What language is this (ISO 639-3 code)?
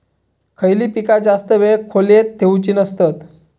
mar